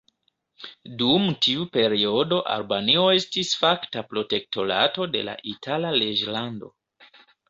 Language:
Esperanto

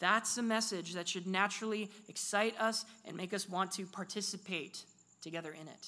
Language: English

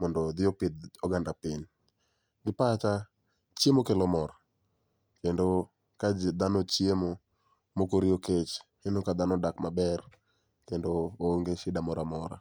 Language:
Luo (Kenya and Tanzania)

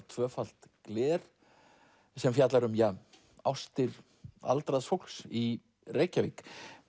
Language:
Icelandic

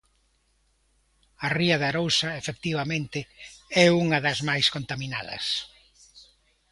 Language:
Galician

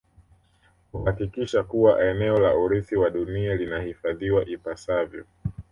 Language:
Swahili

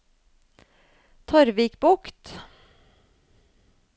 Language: Norwegian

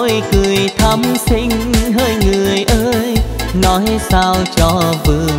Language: Vietnamese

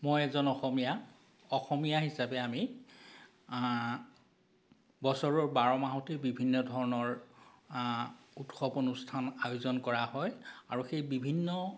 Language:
Assamese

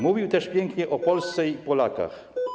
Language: Polish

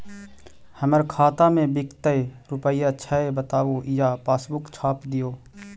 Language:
Magahi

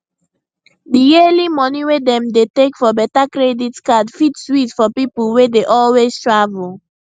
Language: Nigerian Pidgin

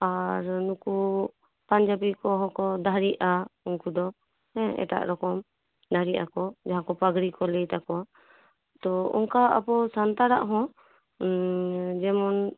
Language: Santali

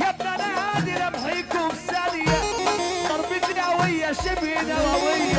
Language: Arabic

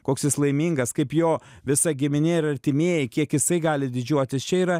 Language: Lithuanian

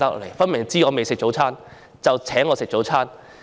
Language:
Cantonese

